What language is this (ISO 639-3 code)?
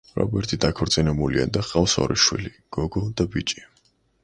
kat